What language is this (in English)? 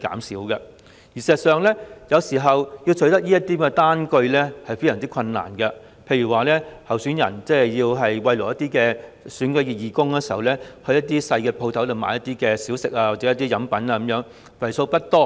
Cantonese